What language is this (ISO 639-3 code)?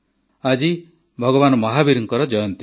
ori